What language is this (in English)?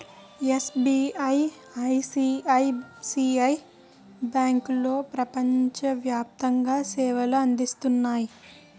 Telugu